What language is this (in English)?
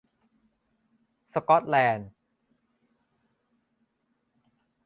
Thai